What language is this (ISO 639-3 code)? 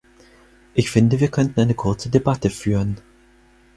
deu